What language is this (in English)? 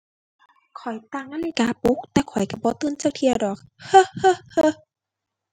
Thai